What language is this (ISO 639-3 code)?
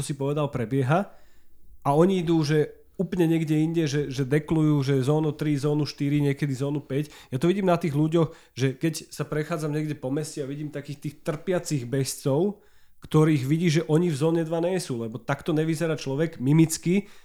slk